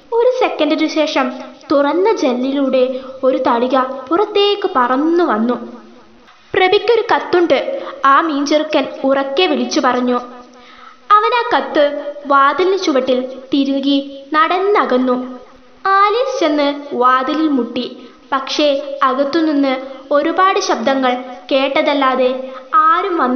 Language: Malayalam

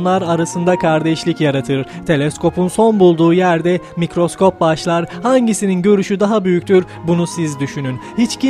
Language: Turkish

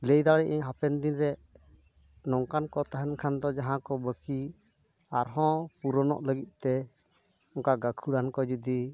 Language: Santali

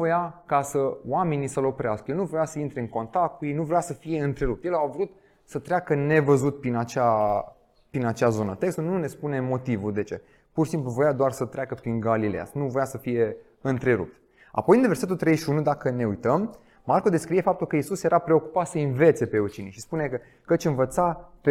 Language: Romanian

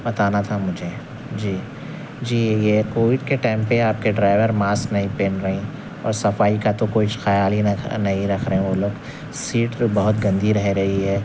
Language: Urdu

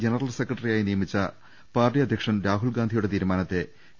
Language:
Malayalam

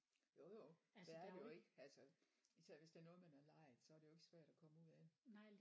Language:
Danish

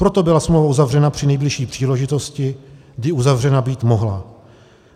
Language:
Czech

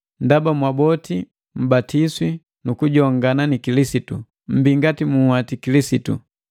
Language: Matengo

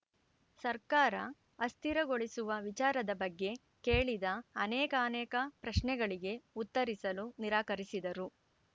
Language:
Kannada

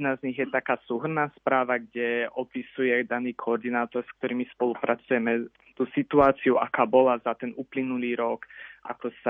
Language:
Slovak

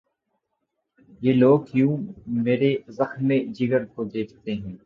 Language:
Urdu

